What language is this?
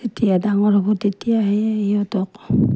Assamese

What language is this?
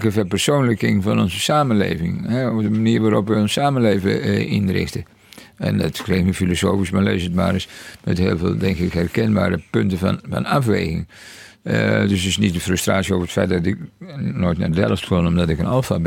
Dutch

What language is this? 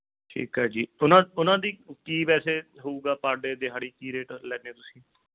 Punjabi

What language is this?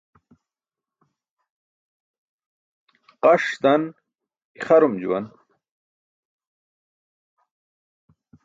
Burushaski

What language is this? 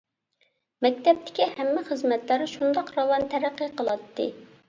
Uyghur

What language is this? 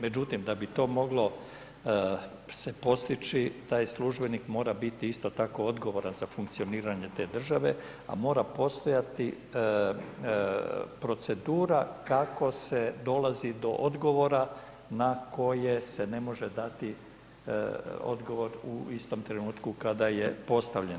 Croatian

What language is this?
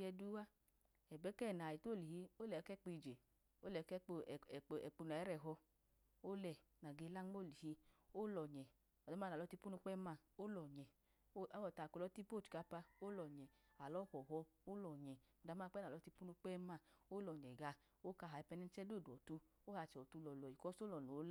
Idoma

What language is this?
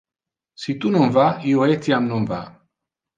Interlingua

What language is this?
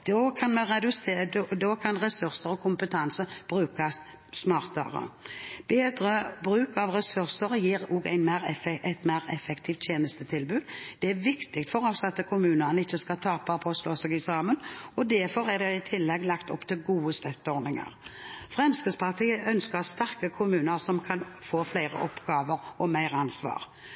Norwegian Bokmål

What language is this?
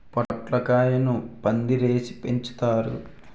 Telugu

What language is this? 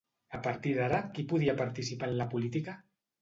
Catalan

